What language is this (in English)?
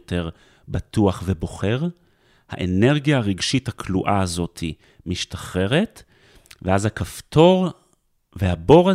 Hebrew